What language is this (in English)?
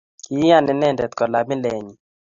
Kalenjin